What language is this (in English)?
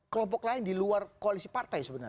Indonesian